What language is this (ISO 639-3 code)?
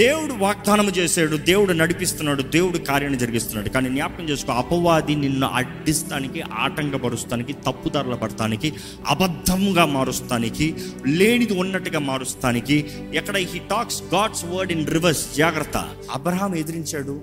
tel